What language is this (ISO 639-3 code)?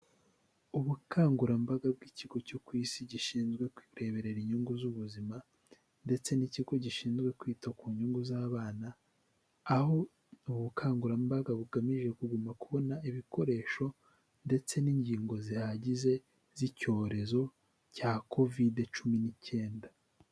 kin